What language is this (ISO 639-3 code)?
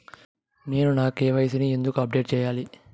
tel